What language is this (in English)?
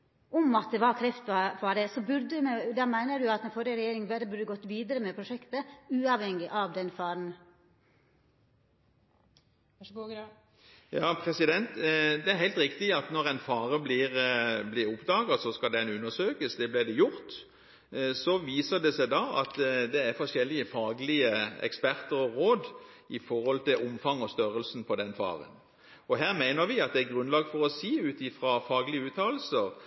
Norwegian